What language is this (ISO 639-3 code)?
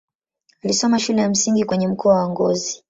swa